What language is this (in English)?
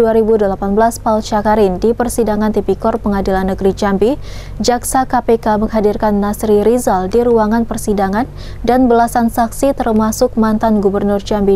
Indonesian